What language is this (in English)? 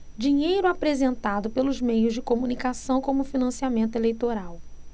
Portuguese